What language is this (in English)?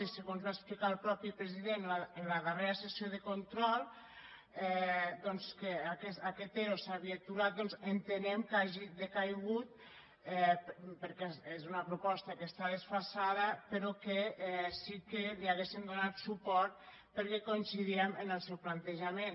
Catalan